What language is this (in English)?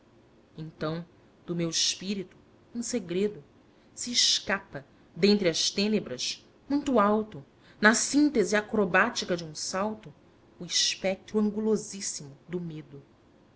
Portuguese